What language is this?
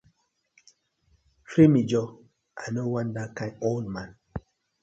Nigerian Pidgin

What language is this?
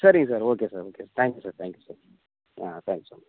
Tamil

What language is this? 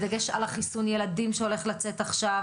Hebrew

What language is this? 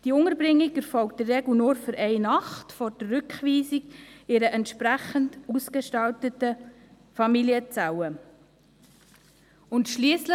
Swiss German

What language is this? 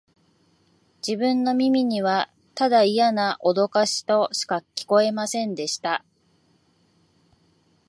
Japanese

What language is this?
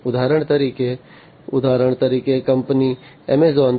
Gujarati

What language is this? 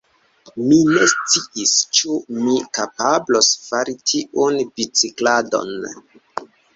Esperanto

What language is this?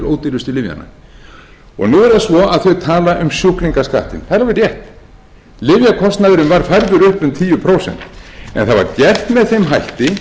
Icelandic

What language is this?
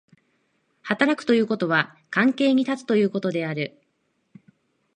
Japanese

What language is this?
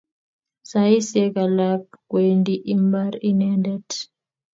Kalenjin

